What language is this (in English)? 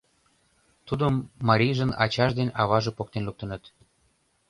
Mari